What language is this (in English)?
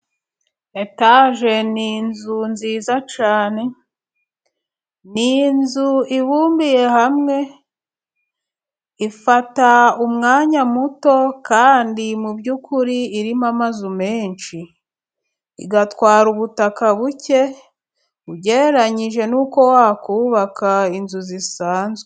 Kinyarwanda